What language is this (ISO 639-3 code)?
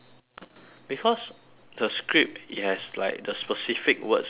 eng